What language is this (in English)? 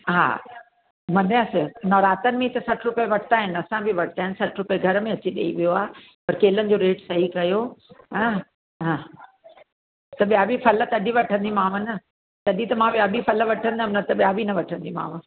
Sindhi